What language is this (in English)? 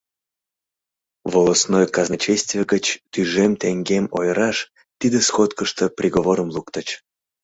Mari